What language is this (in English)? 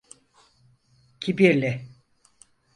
Turkish